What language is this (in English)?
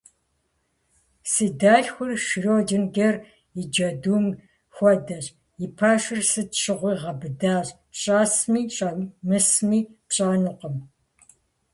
Kabardian